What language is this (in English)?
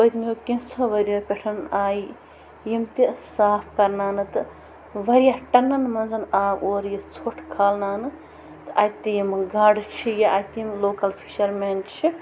Kashmiri